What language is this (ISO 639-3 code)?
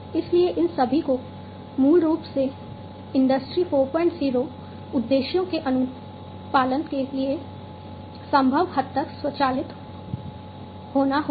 hin